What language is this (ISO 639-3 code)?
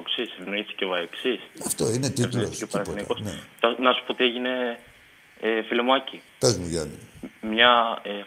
ell